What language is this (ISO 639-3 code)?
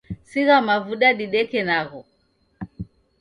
dav